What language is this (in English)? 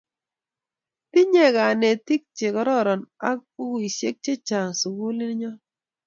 Kalenjin